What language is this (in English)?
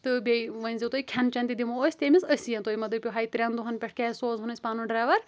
Kashmiri